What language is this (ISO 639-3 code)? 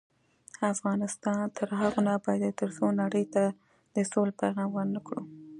pus